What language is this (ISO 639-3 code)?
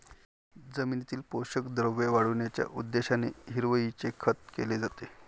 mar